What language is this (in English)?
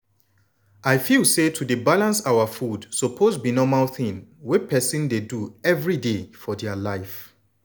Nigerian Pidgin